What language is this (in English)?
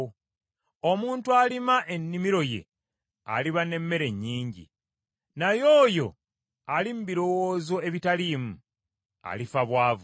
Ganda